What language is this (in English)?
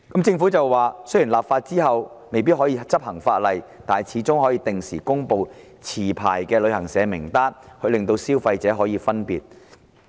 Cantonese